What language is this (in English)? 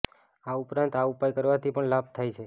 Gujarati